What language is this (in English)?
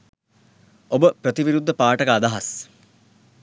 Sinhala